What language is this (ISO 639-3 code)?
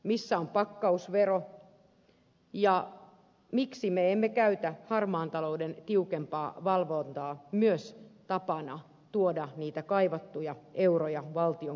fin